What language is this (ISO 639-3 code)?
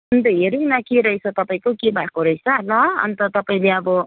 nep